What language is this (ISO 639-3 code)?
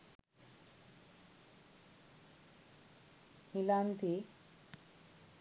sin